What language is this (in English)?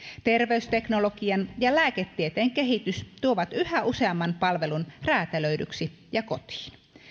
Finnish